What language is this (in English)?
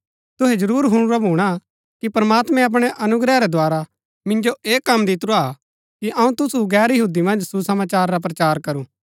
Gaddi